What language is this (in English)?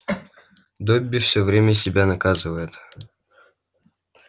Russian